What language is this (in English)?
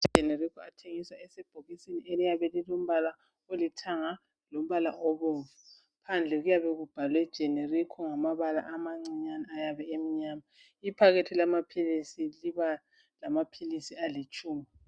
North Ndebele